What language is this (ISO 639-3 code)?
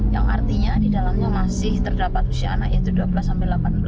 ind